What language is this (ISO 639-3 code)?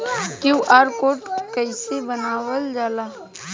bho